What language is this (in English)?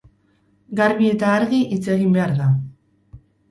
Basque